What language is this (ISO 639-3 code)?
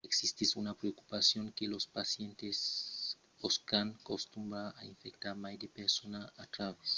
oci